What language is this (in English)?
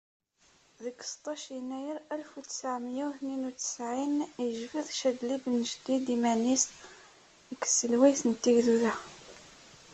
Kabyle